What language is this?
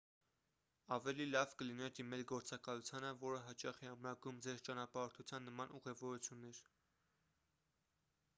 Armenian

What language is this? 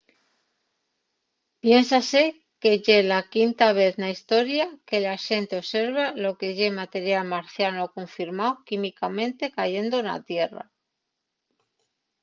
Asturian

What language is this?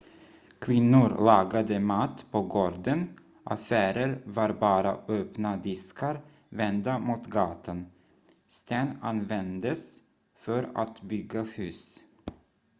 Swedish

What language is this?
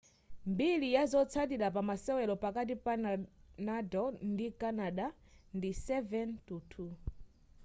Nyanja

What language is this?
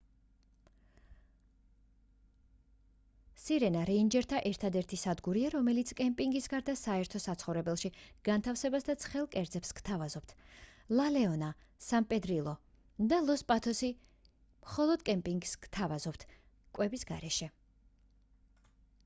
Georgian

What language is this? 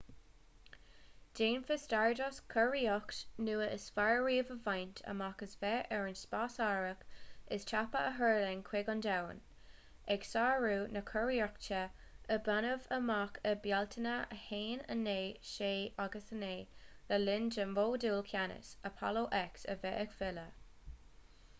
Irish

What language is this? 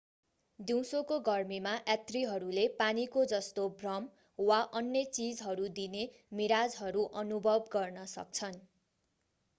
Nepali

